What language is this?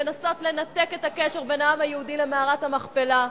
Hebrew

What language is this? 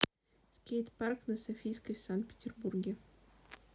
Russian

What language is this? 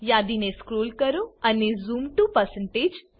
Gujarati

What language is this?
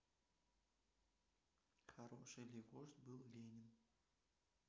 Russian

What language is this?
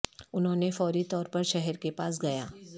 Urdu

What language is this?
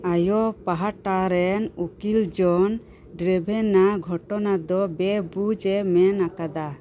Santali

